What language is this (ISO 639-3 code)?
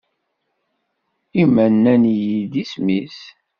kab